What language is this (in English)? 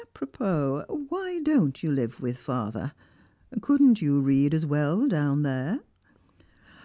English